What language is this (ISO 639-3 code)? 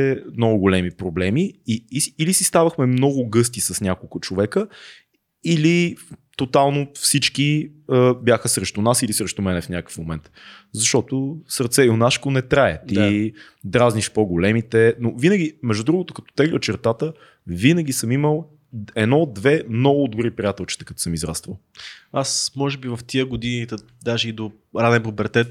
bul